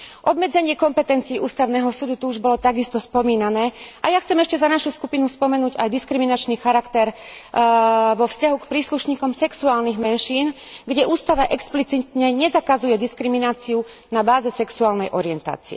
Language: Slovak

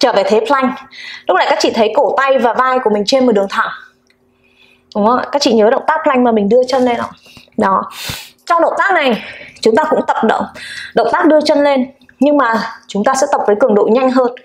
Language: Vietnamese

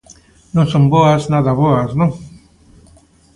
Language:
Galician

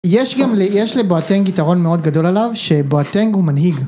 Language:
Hebrew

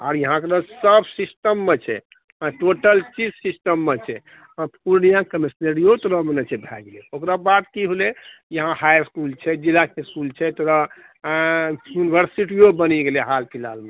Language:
Maithili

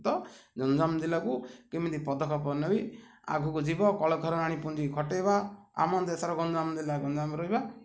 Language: Odia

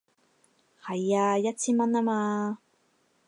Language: Cantonese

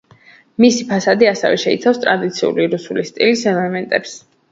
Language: Georgian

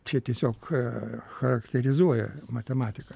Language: Lithuanian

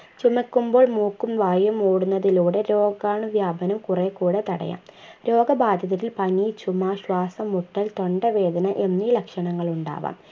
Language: Malayalam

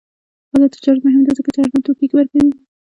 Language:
Pashto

